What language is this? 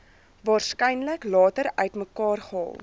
Afrikaans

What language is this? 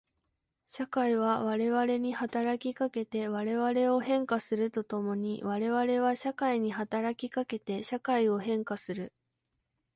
Japanese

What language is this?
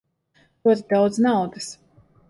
Latvian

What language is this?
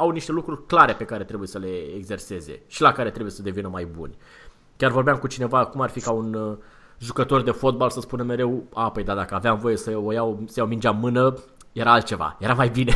Romanian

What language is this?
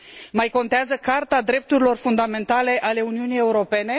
Romanian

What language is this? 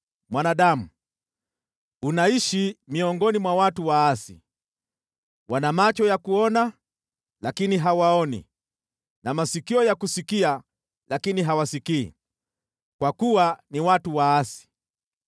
Swahili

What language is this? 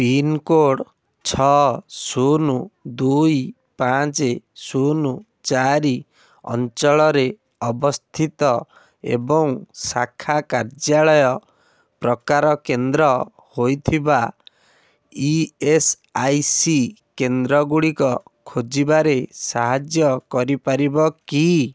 Odia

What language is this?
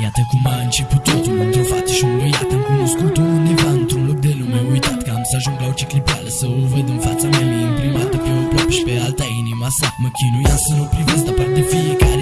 Romanian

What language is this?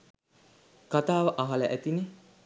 Sinhala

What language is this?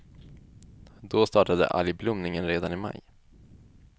Swedish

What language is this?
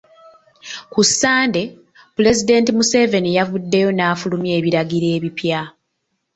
Ganda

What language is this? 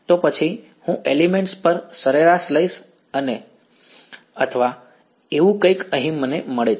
Gujarati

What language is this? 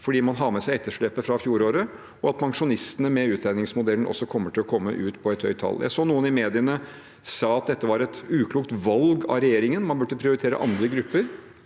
Norwegian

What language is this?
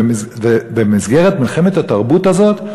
Hebrew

